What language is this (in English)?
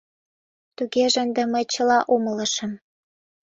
Mari